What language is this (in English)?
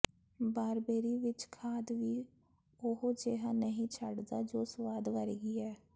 Punjabi